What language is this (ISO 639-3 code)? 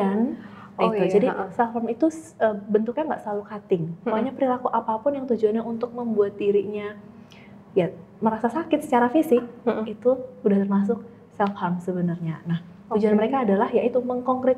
ind